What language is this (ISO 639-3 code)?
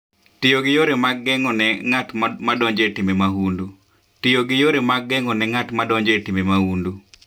luo